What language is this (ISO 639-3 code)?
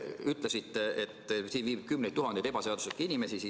est